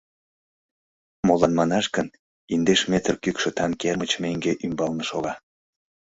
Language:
Mari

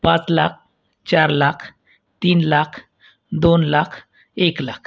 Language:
Marathi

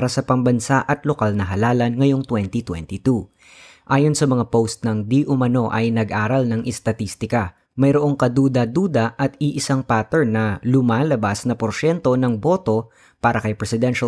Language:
Filipino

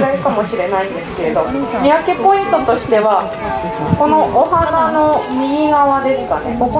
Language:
Japanese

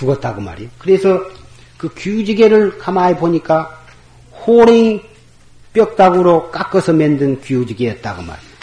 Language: Korean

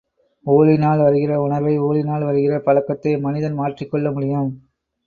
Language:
Tamil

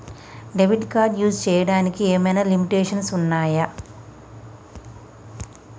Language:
Telugu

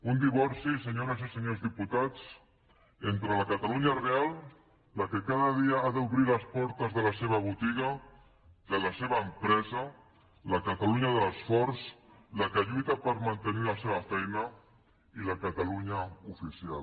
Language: Catalan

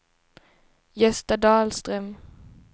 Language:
Swedish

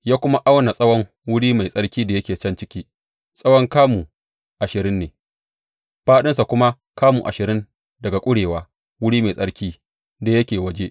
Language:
Hausa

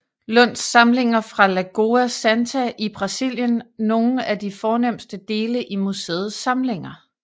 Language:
Danish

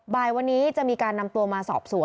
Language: Thai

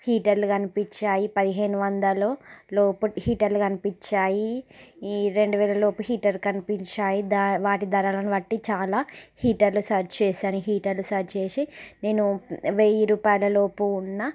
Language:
Telugu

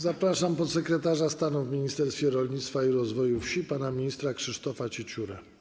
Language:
Polish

